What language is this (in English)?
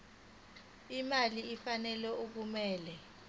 Zulu